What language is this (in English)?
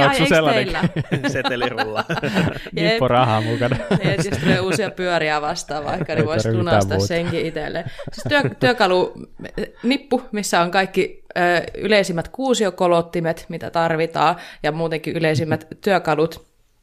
Finnish